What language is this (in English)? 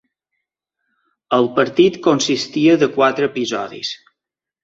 Catalan